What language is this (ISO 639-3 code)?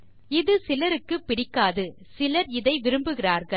tam